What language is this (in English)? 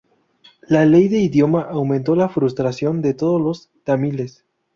Spanish